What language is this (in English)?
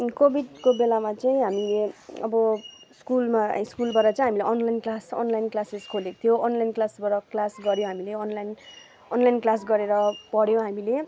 Nepali